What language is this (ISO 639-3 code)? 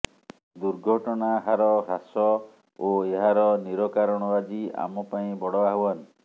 ori